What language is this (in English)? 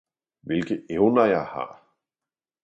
Danish